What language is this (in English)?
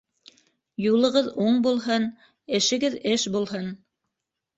Bashkir